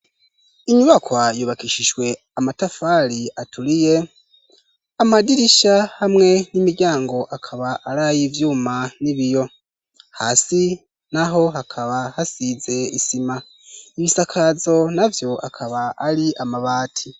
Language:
Rundi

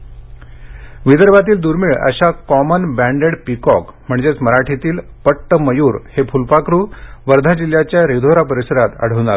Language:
Marathi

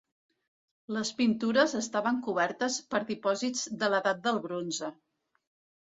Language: Catalan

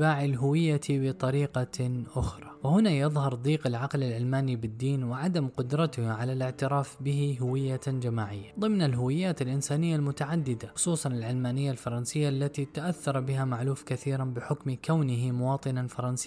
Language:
Arabic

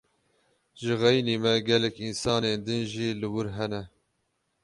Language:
Kurdish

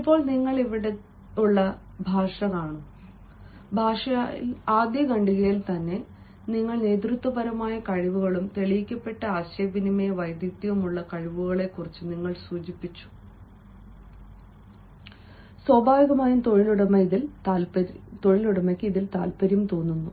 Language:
Malayalam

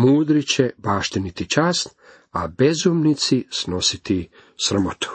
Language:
Croatian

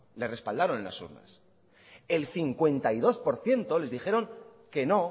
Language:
Spanish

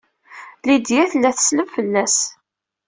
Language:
Kabyle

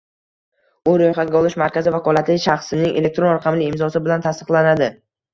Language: Uzbek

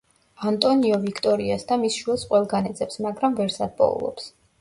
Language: Georgian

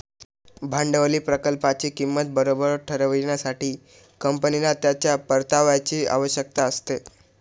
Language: Marathi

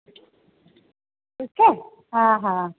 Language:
Sindhi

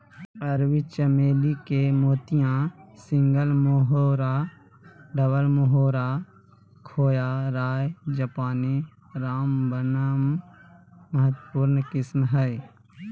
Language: Magahi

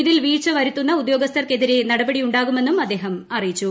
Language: Malayalam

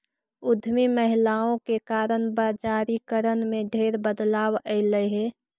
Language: Magahi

